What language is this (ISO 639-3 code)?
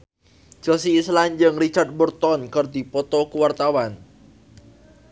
sun